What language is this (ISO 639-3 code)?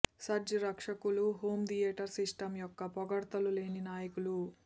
tel